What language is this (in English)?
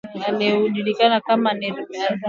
Swahili